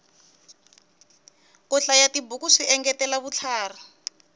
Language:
Tsonga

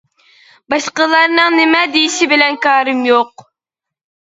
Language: Uyghur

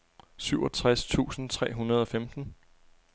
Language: Danish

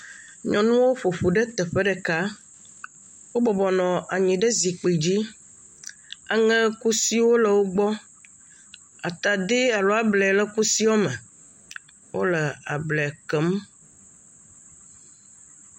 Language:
Ewe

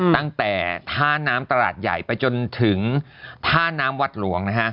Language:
Thai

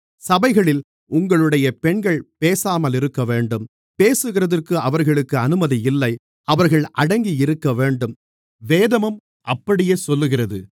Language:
Tamil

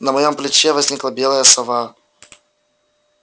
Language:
Russian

